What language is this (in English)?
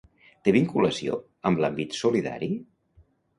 Catalan